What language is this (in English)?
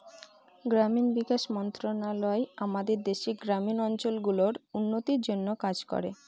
Bangla